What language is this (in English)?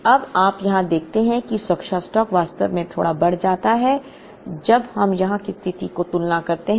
Hindi